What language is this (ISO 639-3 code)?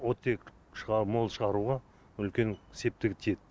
kaz